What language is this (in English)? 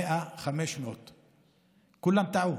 Hebrew